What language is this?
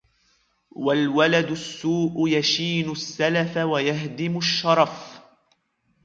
Arabic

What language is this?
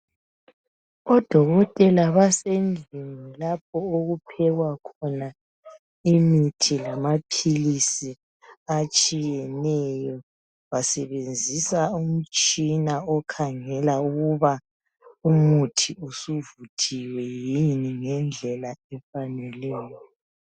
North Ndebele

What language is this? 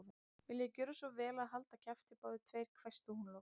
Icelandic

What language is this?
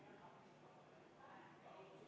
Estonian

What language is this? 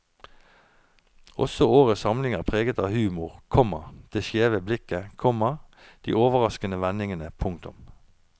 Norwegian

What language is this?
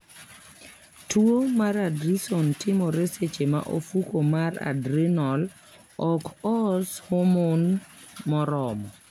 Luo (Kenya and Tanzania)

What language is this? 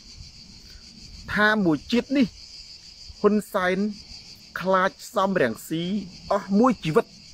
Thai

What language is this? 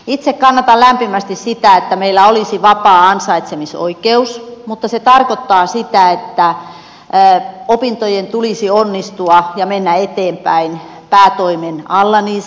Finnish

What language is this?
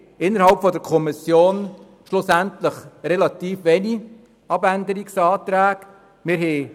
Swiss German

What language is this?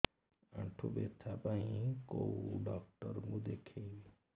Odia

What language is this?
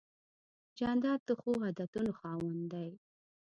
Pashto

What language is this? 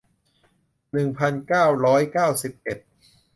Thai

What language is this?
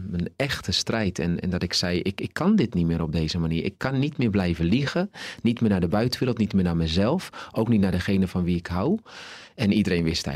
Dutch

